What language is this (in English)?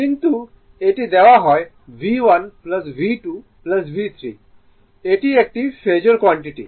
Bangla